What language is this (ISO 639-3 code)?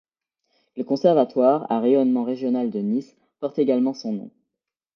fra